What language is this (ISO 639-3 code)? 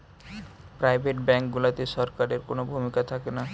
ben